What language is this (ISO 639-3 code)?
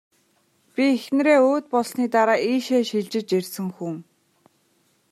mon